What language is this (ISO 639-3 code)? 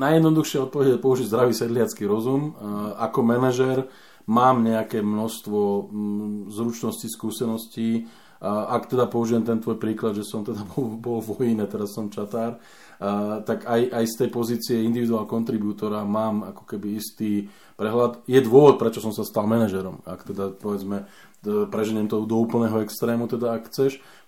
slk